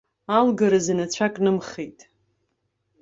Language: Abkhazian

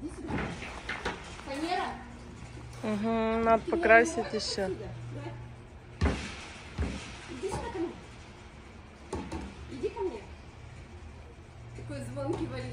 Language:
Russian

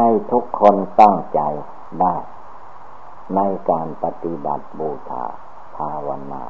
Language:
Thai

